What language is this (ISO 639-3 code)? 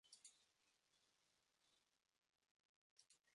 jpn